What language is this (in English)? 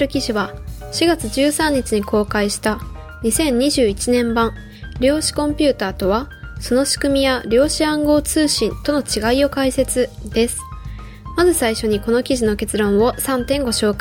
Japanese